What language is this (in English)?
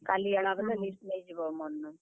Odia